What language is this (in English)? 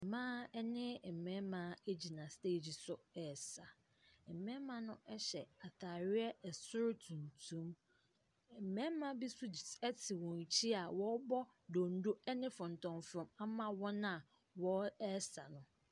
Akan